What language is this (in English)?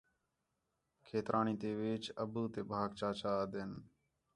Khetrani